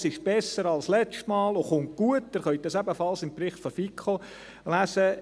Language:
Swiss German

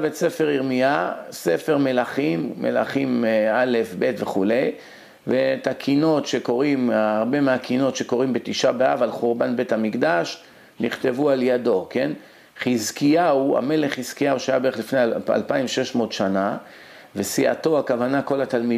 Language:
Hebrew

